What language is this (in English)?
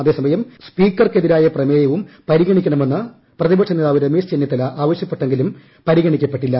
Malayalam